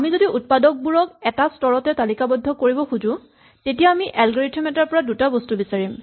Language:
Assamese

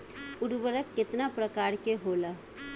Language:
Bhojpuri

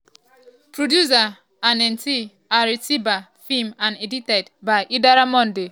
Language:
Nigerian Pidgin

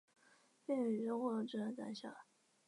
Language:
Chinese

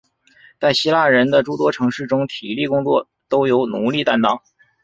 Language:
Chinese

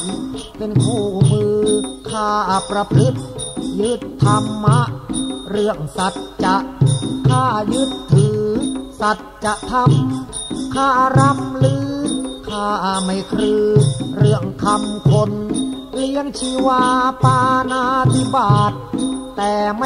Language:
Thai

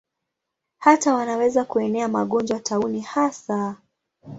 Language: Swahili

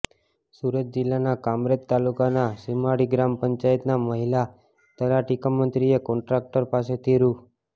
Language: Gujarati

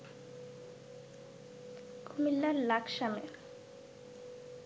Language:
Bangla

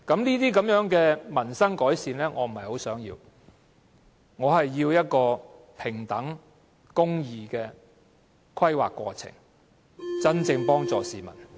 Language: Cantonese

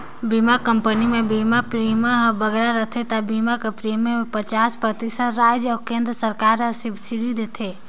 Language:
Chhattisgarhi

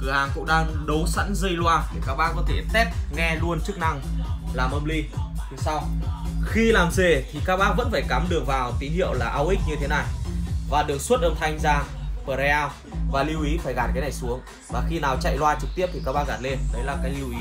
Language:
Vietnamese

